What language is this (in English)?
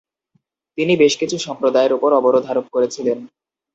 Bangla